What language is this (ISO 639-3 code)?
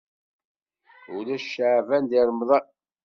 kab